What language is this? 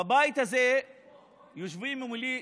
Hebrew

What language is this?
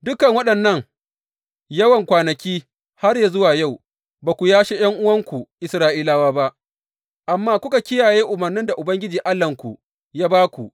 Hausa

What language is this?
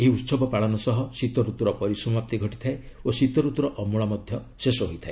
Odia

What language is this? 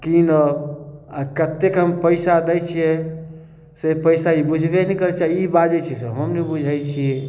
Maithili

